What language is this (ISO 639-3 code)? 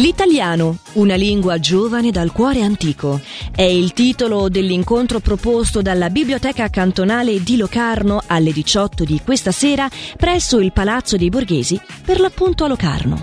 ita